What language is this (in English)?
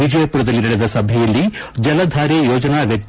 Kannada